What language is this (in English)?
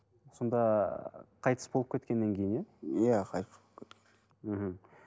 Kazakh